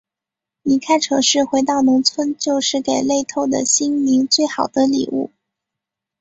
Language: Chinese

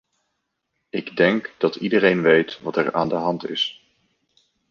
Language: Dutch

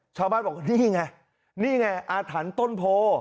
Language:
Thai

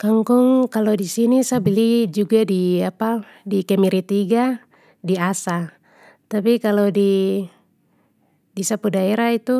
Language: Papuan Malay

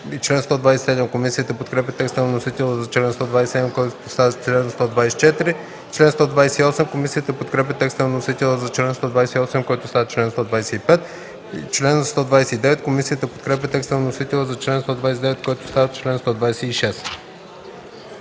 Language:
Bulgarian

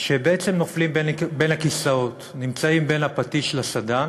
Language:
Hebrew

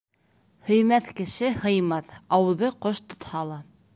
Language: Bashkir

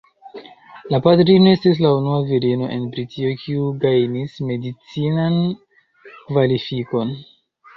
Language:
Esperanto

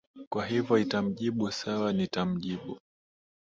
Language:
Swahili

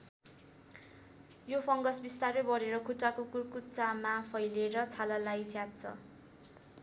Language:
Nepali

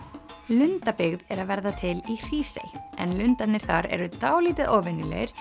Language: Icelandic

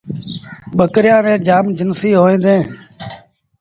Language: Sindhi Bhil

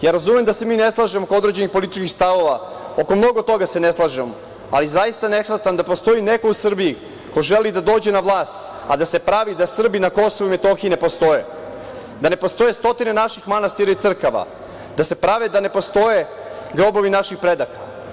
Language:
Serbian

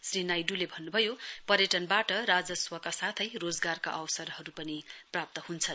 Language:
Nepali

